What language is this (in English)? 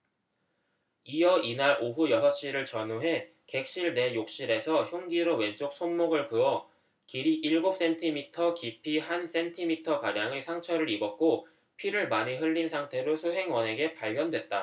Korean